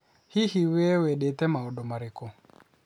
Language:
Kikuyu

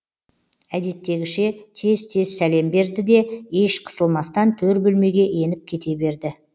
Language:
Kazakh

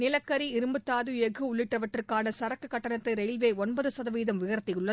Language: Tamil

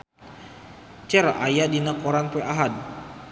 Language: Sundanese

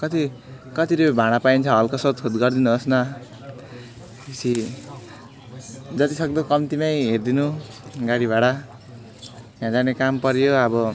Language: Nepali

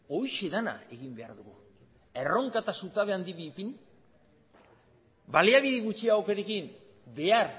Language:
Basque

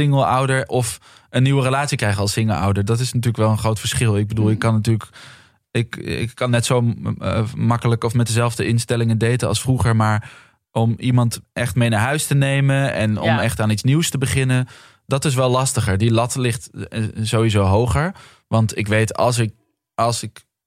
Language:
Dutch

